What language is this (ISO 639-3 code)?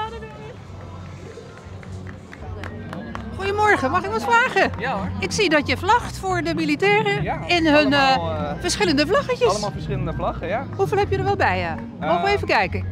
nld